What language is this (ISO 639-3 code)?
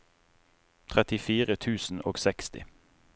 nor